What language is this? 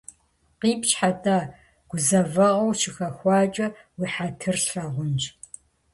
Kabardian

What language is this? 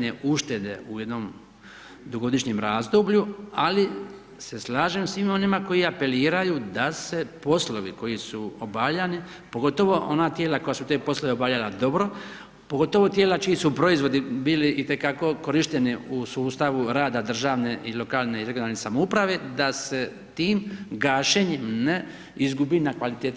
Croatian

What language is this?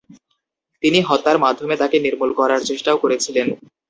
Bangla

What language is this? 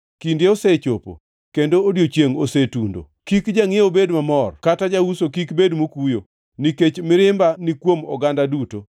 Luo (Kenya and Tanzania)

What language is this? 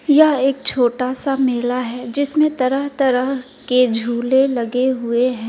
Hindi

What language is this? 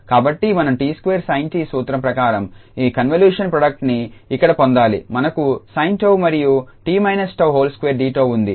Telugu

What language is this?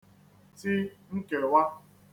Igbo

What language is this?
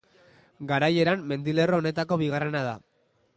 Basque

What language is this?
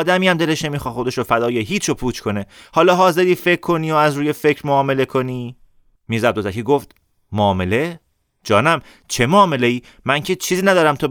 Persian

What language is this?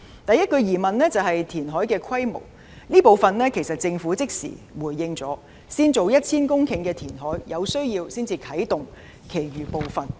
Cantonese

